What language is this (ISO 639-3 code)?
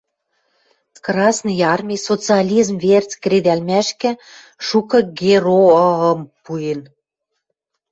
mrj